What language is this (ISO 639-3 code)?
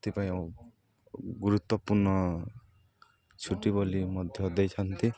ori